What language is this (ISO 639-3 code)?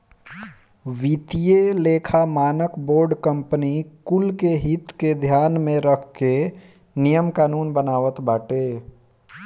bho